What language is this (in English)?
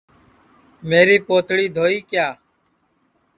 Sansi